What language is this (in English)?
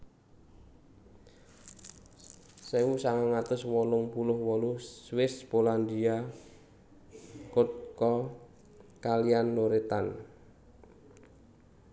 Javanese